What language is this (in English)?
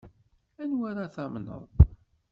Kabyle